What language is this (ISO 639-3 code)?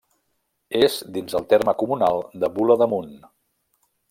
cat